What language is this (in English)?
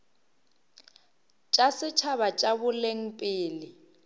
Northern Sotho